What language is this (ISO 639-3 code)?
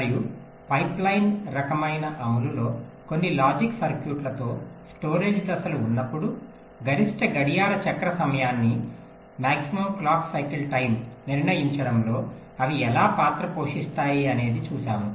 tel